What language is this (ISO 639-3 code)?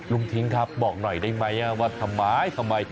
tha